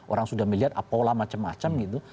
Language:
Indonesian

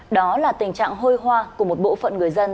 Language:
Vietnamese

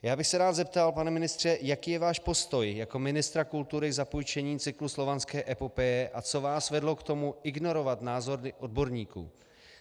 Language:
Czech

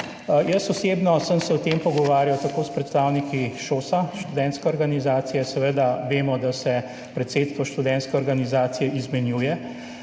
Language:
Slovenian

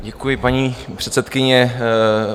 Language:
Czech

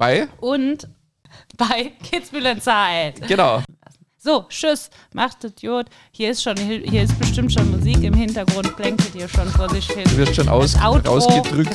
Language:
German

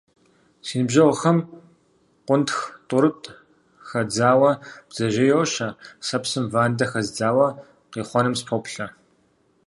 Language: Kabardian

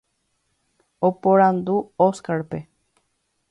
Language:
Guarani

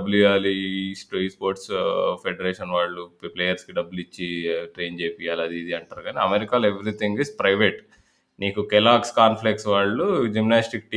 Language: Telugu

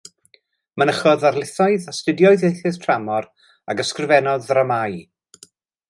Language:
Welsh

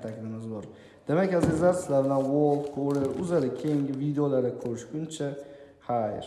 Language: Turkish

